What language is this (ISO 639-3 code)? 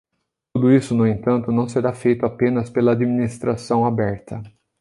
por